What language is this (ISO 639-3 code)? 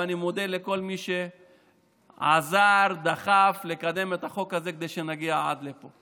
heb